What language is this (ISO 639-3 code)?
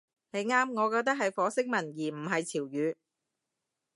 yue